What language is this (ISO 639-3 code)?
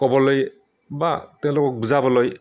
asm